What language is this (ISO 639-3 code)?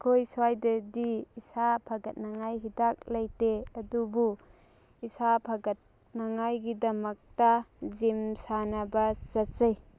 mni